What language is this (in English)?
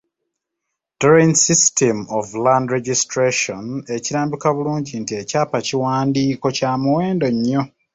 Ganda